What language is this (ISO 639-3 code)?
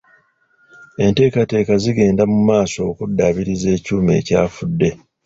lug